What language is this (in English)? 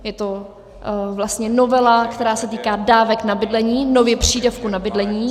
Czech